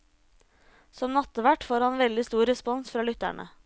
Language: Norwegian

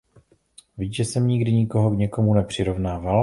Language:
Czech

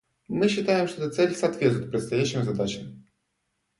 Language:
Russian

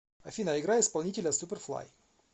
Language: Russian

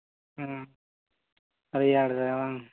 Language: Santali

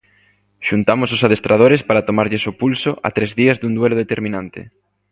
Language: Galician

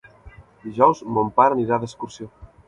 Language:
Catalan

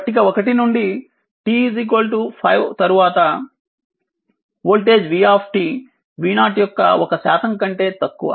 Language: Telugu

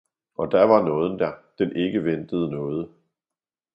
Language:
Danish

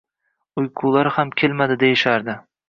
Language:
Uzbek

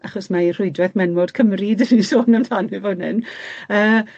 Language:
Welsh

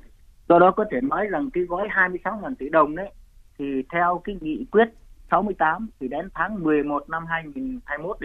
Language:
Vietnamese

